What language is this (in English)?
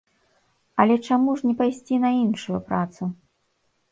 Belarusian